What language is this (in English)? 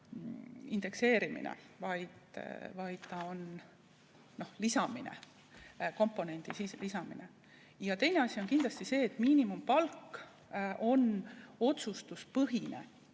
Estonian